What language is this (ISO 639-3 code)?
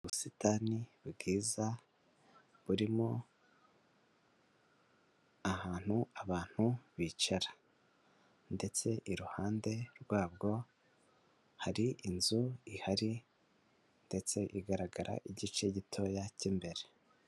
kin